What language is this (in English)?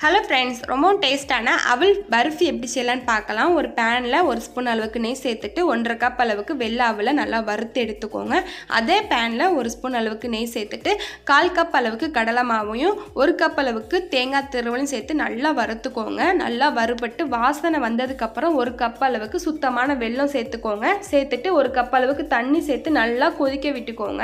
Tamil